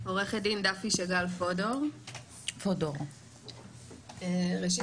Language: Hebrew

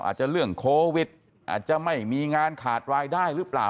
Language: Thai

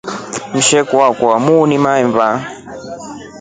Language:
Rombo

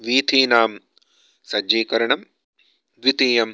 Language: Sanskrit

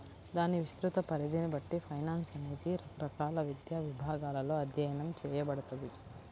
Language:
Telugu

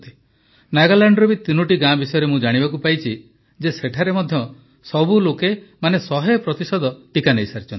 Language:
Odia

